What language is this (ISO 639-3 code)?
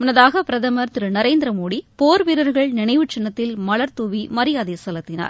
tam